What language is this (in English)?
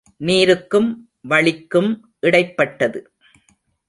Tamil